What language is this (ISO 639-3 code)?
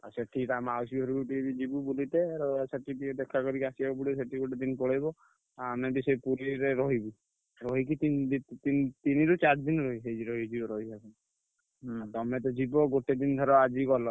ori